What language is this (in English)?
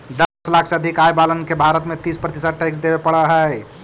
Magahi